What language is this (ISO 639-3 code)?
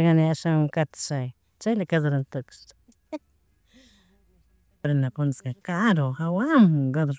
qug